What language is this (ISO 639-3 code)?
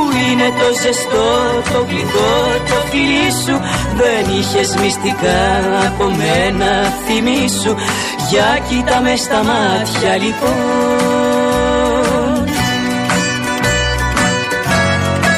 ell